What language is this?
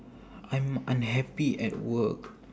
English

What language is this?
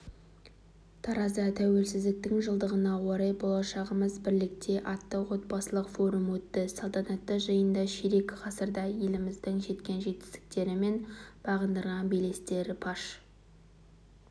Kazakh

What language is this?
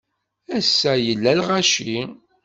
Kabyle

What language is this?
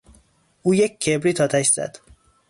Persian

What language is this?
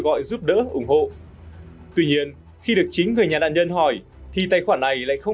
Vietnamese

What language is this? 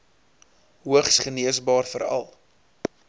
Afrikaans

